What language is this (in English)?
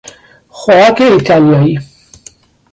Persian